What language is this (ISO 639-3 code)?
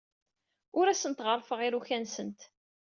kab